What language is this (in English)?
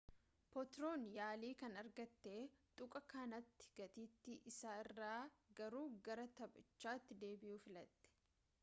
Oromo